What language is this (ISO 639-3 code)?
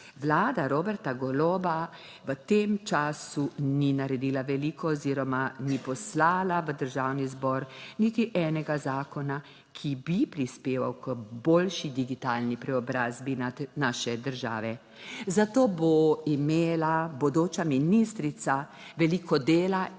slv